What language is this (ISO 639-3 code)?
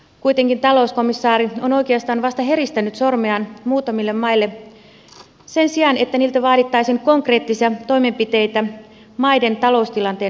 fin